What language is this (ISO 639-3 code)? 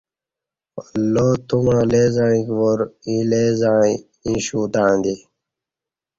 bsh